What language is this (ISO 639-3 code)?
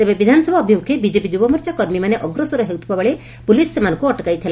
ori